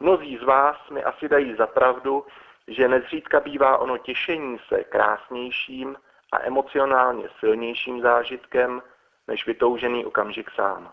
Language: Czech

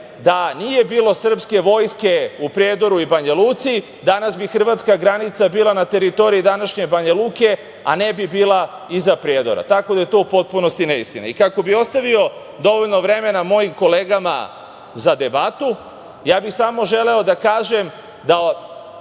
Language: Serbian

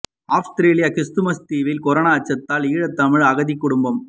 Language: Tamil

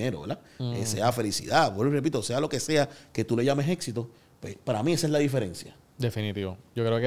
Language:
Spanish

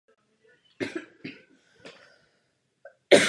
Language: Czech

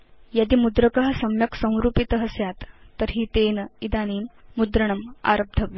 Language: Sanskrit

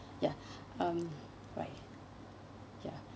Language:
English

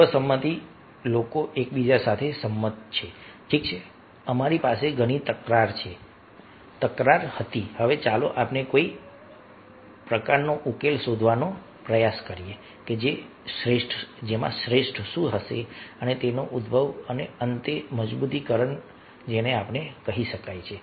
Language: Gujarati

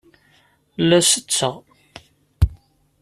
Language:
Kabyle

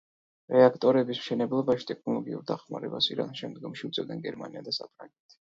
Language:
Georgian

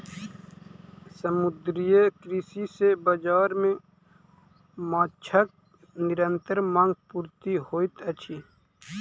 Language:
Maithili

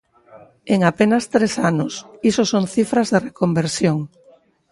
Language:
Galician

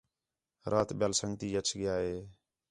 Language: Khetrani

